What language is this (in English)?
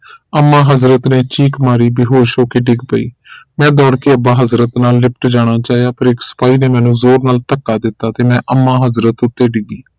Punjabi